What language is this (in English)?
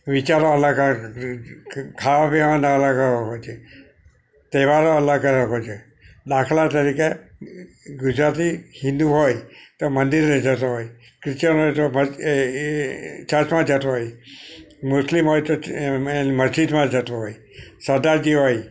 Gujarati